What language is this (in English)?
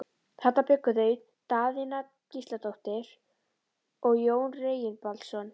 Icelandic